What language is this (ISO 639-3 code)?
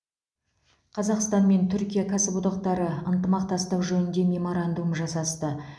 kaz